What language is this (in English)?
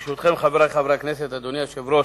Hebrew